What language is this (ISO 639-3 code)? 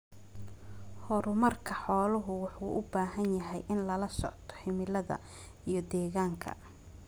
som